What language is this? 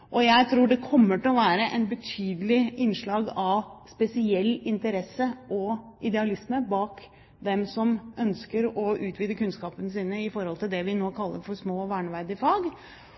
Norwegian Bokmål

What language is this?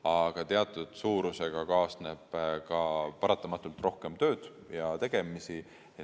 Estonian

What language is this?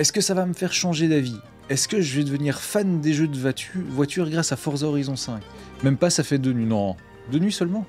French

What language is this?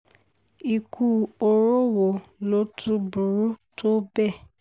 Yoruba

